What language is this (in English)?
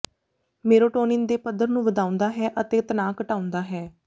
Punjabi